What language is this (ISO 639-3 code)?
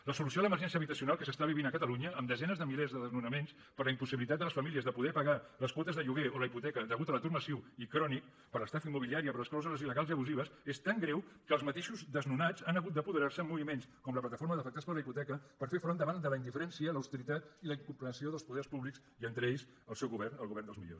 cat